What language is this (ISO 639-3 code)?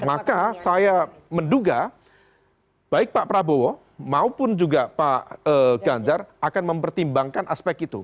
ind